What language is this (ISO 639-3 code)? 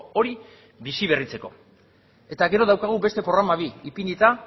eus